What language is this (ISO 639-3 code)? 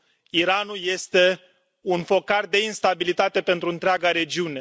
ron